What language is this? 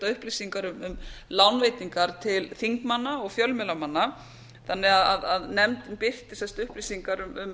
Icelandic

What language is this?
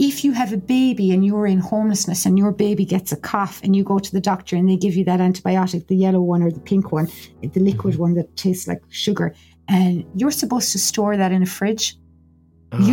English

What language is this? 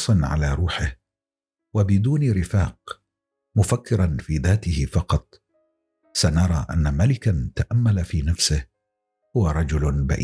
Arabic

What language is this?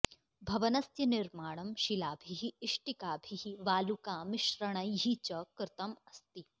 Sanskrit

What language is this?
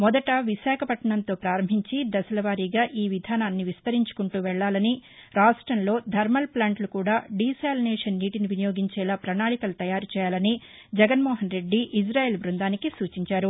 Telugu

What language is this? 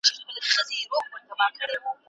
Pashto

